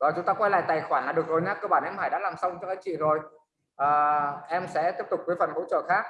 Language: Vietnamese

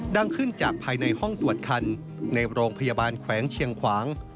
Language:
Thai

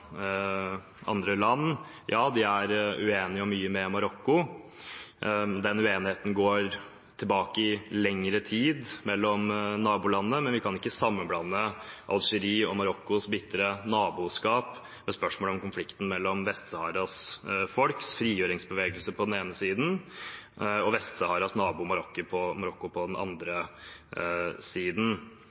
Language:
Norwegian Bokmål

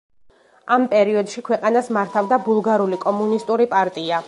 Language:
Georgian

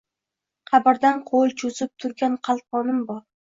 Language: Uzbek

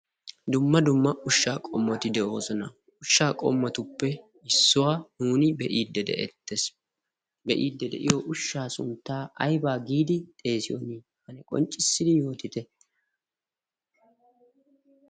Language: Wolaytta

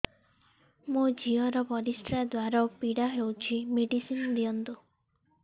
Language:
Odia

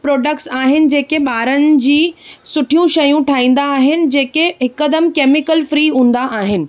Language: Sindhi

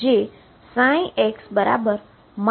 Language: Gujarati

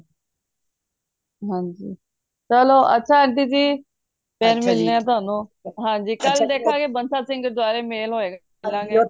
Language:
Punjabi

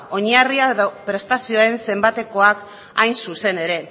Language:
Basque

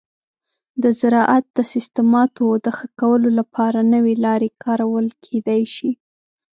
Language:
Pashto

